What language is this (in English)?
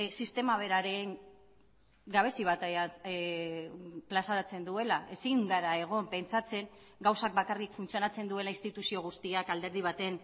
Basque